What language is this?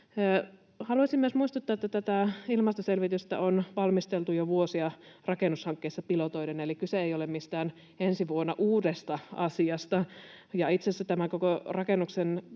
Finnish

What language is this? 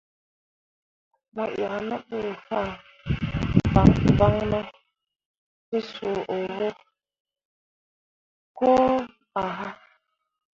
Mundang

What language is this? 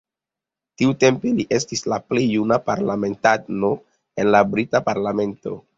Esperanto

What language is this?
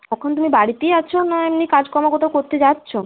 Bangla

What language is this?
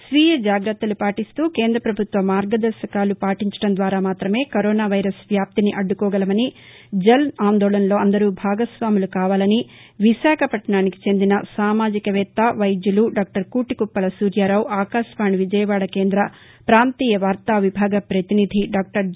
Telugu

